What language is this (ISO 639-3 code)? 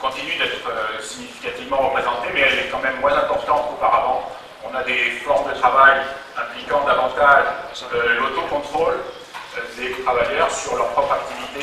fra